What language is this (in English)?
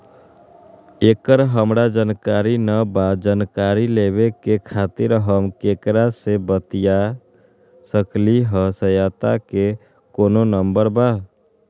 Magahi